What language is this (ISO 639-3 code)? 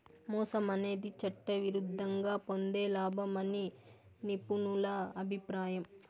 tel